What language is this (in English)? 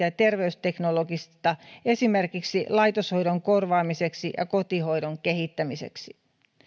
Finnish